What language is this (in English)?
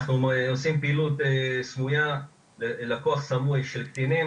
Hebrew